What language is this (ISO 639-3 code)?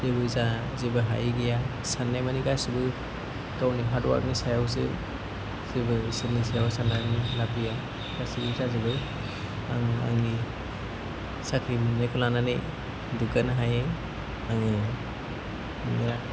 brx